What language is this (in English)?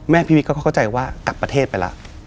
Thai